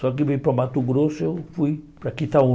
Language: Portuguese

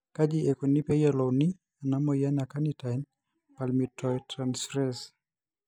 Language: Masai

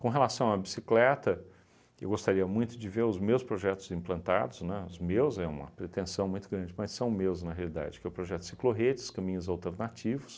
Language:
Portuguese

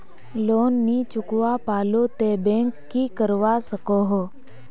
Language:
Magahi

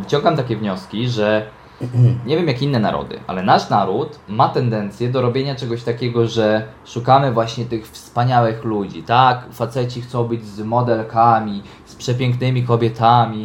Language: Polish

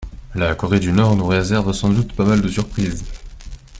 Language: French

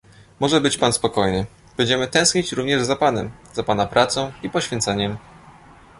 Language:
Polish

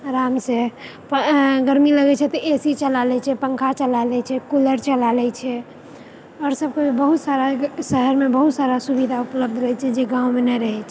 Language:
Maithili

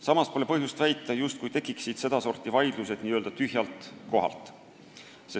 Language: Estonian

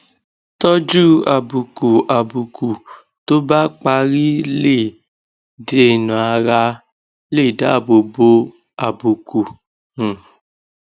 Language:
Yoruba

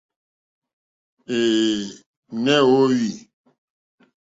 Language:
Mokpwe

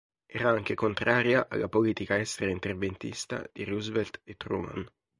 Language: Italian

